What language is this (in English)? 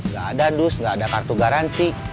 Indonesian